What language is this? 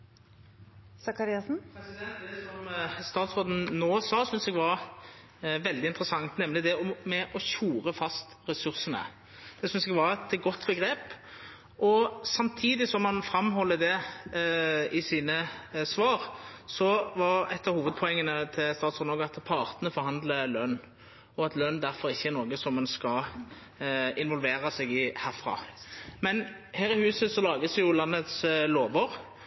Norwegian Nynorsk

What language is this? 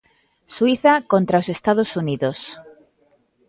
Galician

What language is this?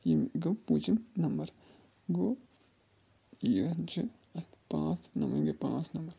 Kashmiri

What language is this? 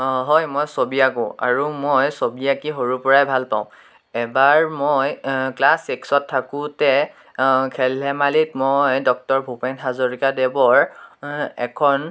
Assamese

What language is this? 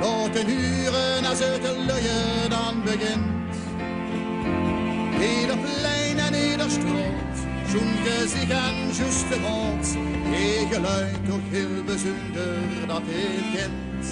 Dutch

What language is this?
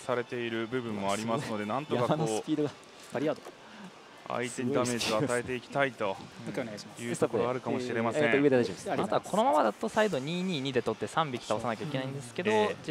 Japanese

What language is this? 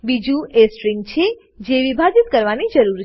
Gujarati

